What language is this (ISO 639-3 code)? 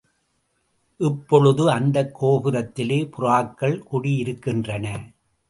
tam